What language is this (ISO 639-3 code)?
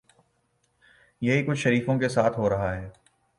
urd